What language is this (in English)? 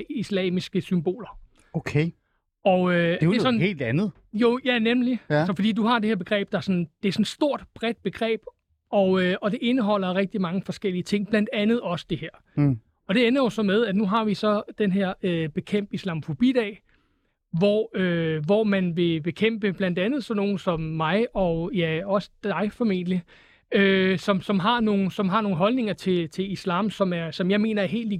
Danish